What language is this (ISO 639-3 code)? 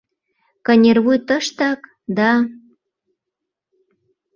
chm